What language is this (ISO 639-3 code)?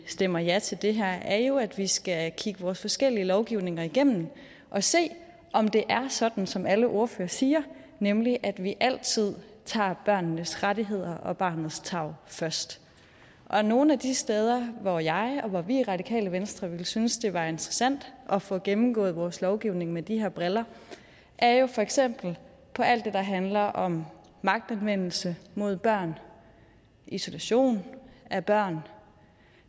dan